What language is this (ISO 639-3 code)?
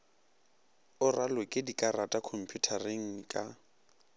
nso